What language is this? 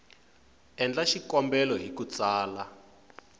Tsonga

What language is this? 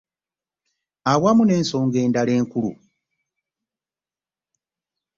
Ganda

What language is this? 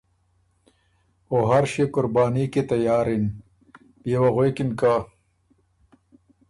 Ormuri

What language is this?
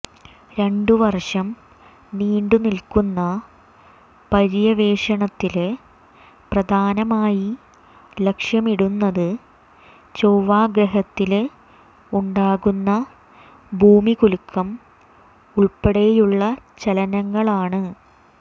Malayalam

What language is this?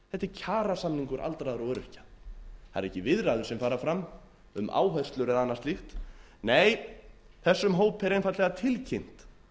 Icelandic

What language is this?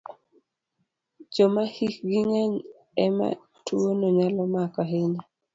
Luo (Kenya and Tanzania)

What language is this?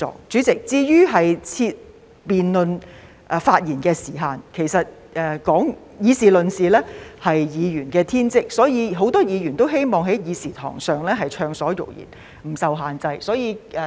Cantonese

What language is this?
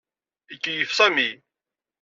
Kabyle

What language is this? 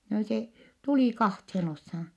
Finnish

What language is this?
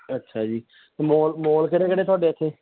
Punjabi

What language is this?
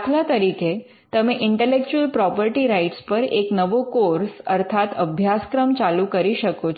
Gujarati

